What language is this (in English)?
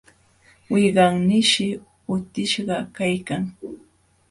Jauja Wanca Quechua